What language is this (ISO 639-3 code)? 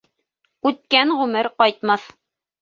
bak